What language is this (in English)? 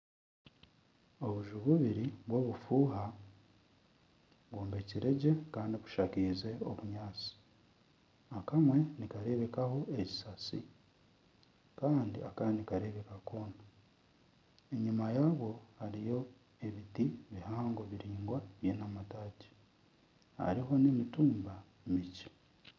Nyankole